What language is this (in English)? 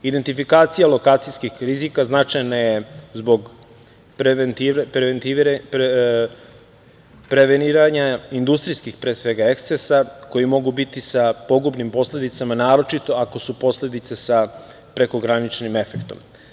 Serbian